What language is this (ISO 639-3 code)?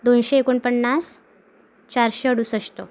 mar